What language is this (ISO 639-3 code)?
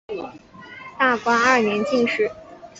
zho